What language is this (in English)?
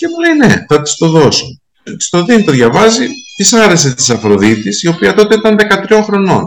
Greek